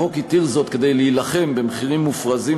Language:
Hebrew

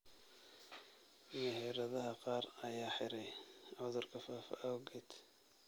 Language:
Somali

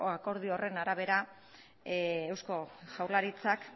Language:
Basque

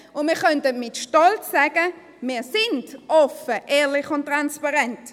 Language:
Swiss German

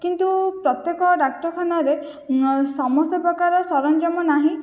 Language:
Odia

